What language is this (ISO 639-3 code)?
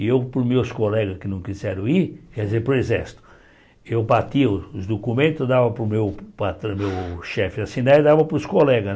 por